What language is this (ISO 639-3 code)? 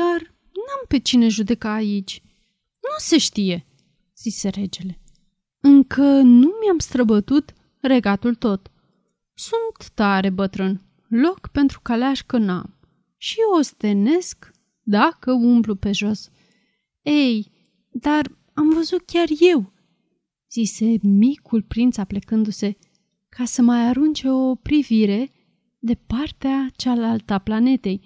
ron